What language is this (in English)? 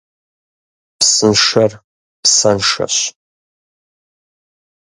Kabardian